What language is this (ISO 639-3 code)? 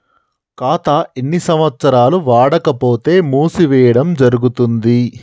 tel